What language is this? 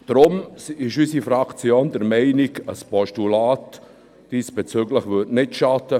Swiss German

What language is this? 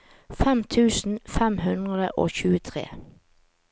Norwegian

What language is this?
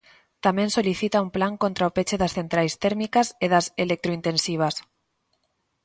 Galician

